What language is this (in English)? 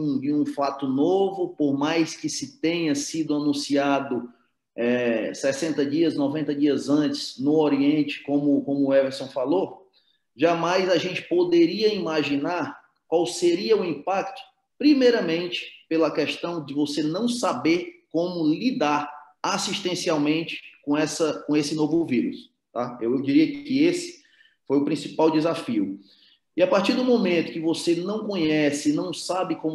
Portuguese